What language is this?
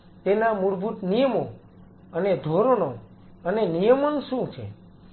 Gujarati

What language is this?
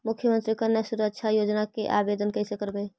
Magahi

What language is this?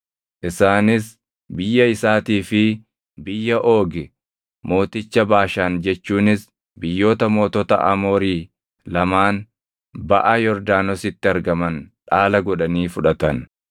Oromo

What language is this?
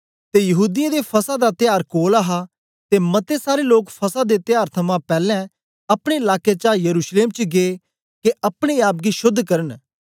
Dogri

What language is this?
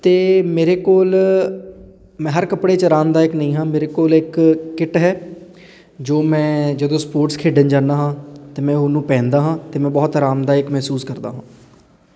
Punjabi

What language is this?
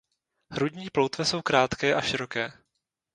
Czech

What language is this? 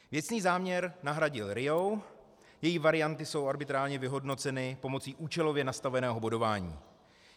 Czech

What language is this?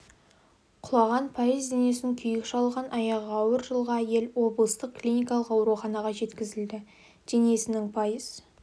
Kazakh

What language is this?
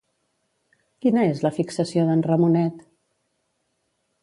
Catalan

